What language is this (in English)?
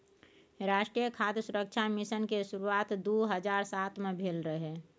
Maithili